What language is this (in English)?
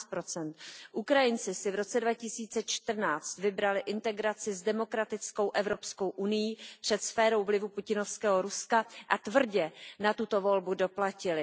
Czech